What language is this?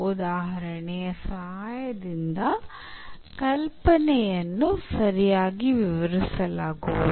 Kannada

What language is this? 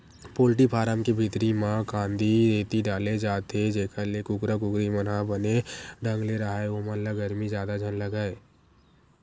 Chhattisgarhi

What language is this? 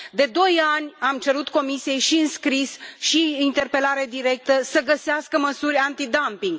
Romanian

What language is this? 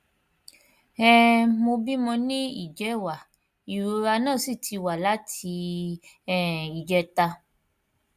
Yoruba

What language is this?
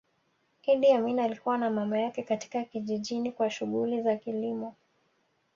Swahili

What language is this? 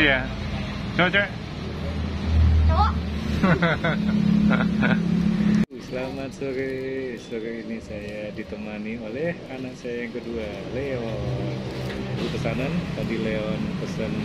Indonesian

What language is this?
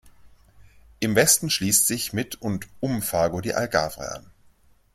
German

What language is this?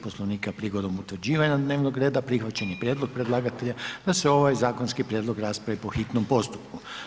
Croatian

